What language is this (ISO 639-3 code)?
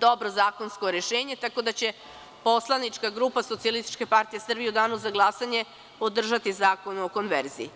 srp